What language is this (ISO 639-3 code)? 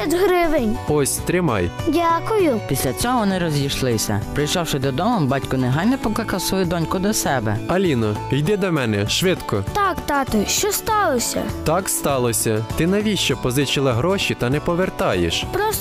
ukr